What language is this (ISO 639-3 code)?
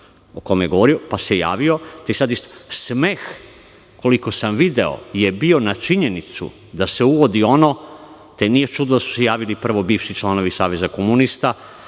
srp